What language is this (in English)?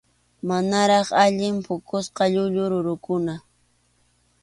Arequipa-La Unión Quechua